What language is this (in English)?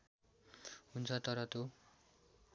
Nepali